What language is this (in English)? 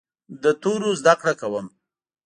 Pashto